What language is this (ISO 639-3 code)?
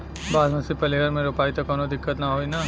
bho